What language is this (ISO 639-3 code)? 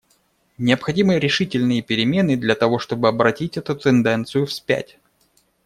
rus